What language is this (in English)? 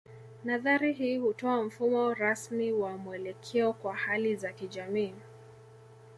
Swahili